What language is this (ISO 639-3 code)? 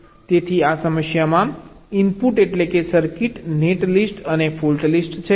guj